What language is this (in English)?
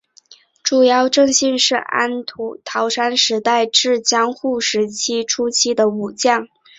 Chinese